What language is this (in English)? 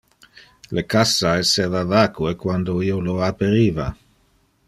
Interlingua